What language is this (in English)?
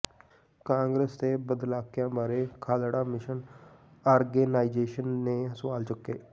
Punjabi